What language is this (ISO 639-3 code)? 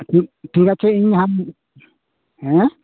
sat